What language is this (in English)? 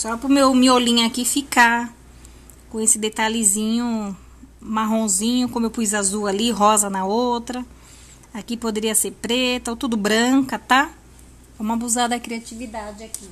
Portuguese